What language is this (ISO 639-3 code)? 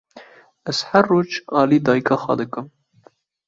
kur